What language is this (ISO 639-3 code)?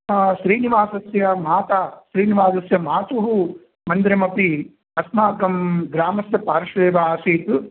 san